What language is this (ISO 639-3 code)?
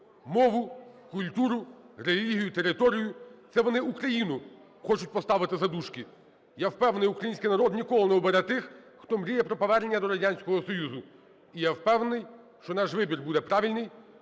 ukr